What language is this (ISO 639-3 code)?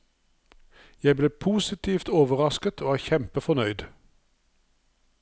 nor